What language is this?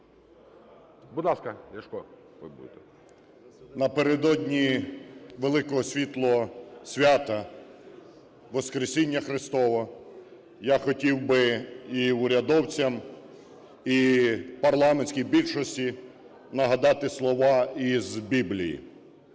Ukrainian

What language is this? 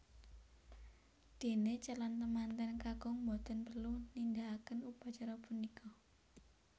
Javanese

